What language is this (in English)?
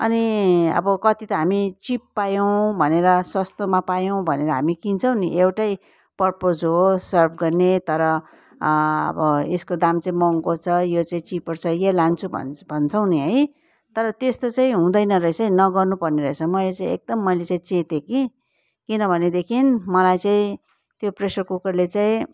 Nepali